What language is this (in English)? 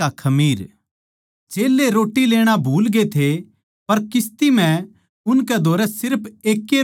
Haryanvi